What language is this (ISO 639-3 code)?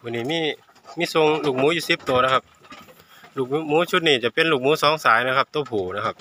tha